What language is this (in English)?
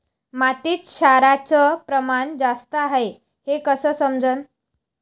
Marathi